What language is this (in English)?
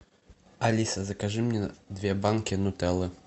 Russian